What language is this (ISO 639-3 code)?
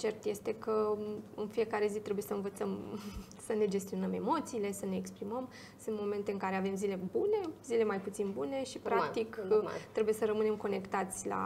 ron